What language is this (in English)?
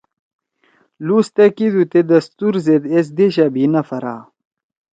Torwali